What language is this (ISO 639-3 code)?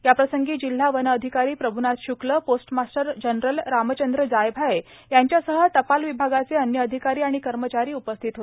mar